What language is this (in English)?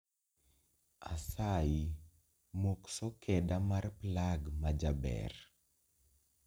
Luo (Kenya and Tanzania)